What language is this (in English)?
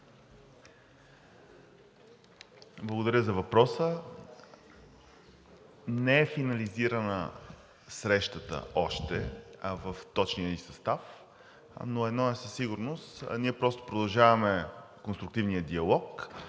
Bulgarian